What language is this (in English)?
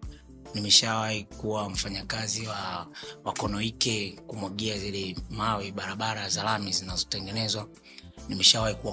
Swahili